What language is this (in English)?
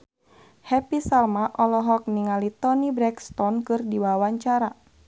Sundanese